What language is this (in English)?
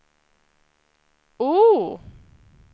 Swedish